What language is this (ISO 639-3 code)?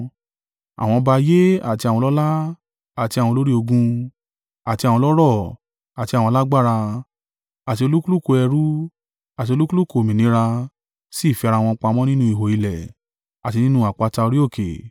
yor